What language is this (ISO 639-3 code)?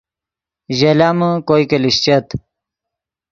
ydg